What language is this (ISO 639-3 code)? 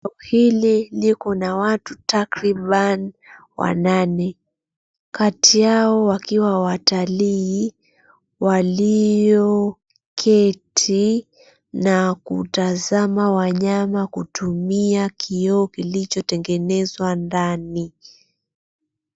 swa